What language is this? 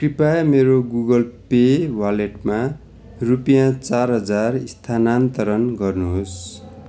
Nepali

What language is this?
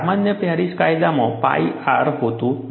Gujarati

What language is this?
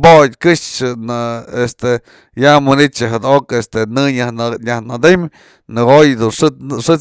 Mazatlán Mixe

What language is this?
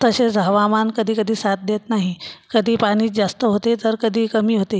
Marathi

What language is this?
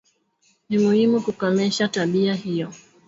Swahili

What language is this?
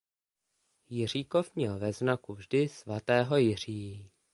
Czech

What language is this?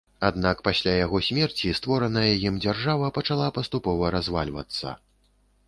Belarusian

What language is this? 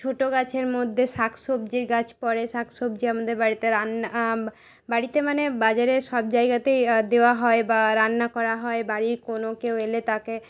Bangla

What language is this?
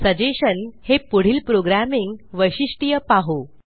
Marathi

